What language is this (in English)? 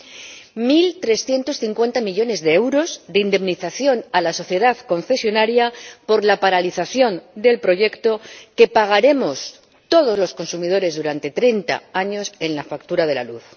Spanish